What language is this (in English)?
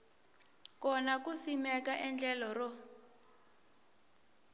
Tsonga